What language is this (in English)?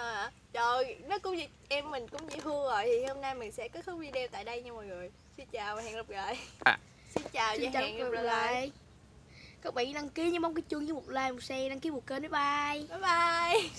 Vietnamese